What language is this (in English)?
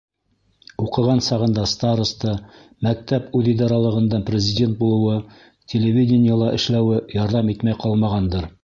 Bashkir